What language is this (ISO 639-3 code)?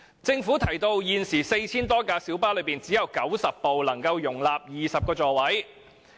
yue